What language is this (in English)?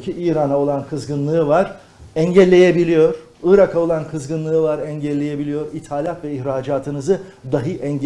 Turkish